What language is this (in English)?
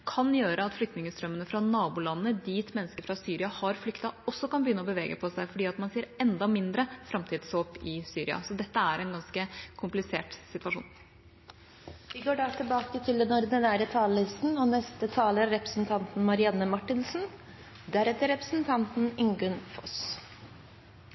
Norwegian